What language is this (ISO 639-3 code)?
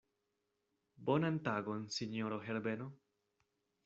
epo